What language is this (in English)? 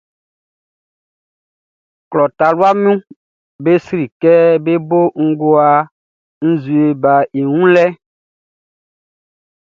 Baoulé